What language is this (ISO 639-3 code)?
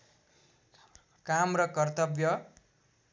nep